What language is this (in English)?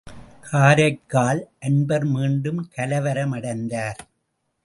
Tamil